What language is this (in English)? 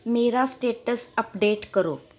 Punjabi